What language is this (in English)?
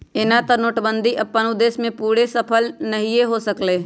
Magahi